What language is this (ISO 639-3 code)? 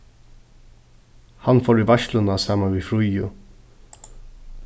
fao